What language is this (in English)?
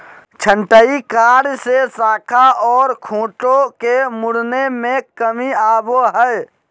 Magahi